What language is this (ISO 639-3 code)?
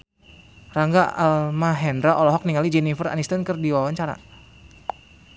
sun